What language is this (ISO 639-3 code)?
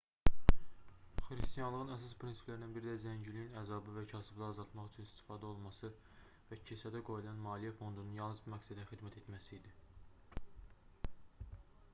aze